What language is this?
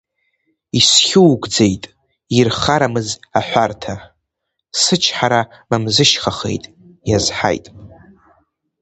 Abkhazian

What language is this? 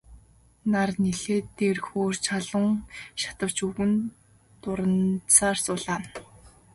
Mongolian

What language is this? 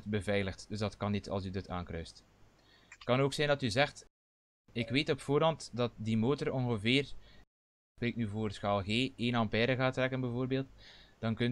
Dutch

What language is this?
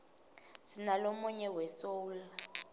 Swati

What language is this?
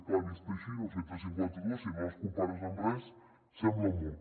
Catalan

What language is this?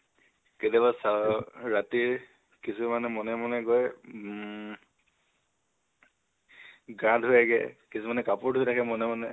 Assamese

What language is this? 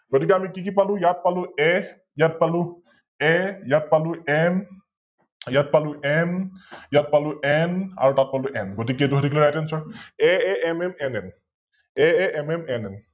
Assamese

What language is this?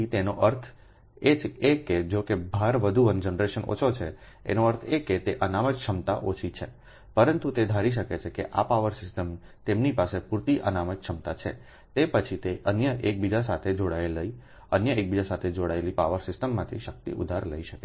Gujarati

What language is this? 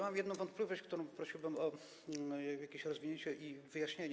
Polish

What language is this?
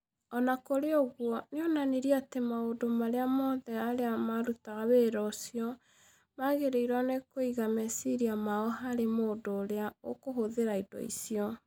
Kikuyu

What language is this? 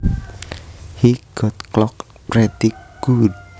Javanese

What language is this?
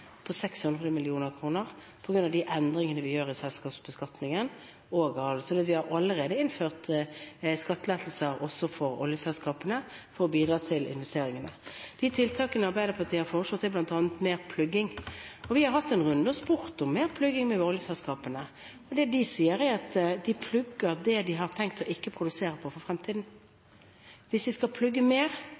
Norwegian Bokmål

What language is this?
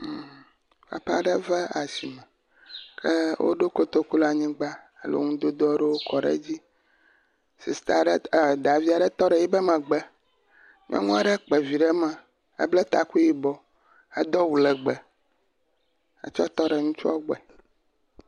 Ewe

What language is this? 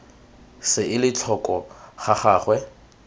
Tswana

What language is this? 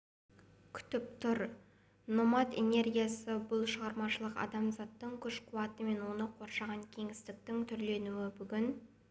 Kazakh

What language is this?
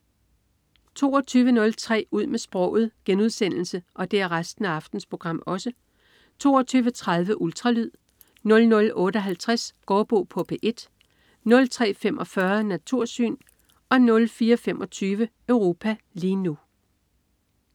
Danish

